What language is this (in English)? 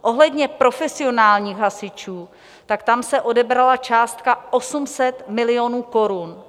Czech